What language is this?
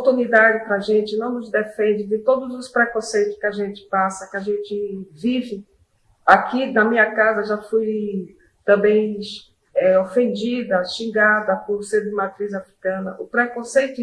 Portuguese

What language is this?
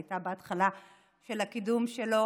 Hebrew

